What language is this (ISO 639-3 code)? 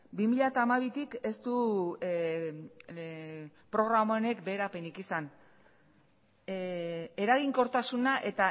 eus